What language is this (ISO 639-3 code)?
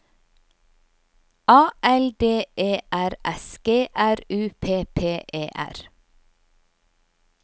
nor